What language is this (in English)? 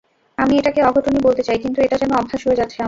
Bangla